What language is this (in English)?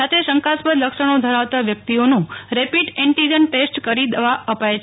Gujarati